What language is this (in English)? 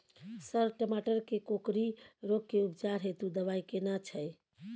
Maithili